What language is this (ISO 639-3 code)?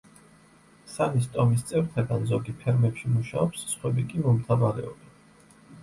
kat